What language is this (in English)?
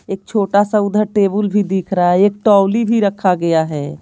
Hindi